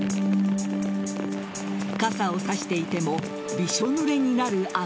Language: Japanese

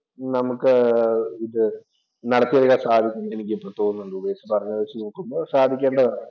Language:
Malayalam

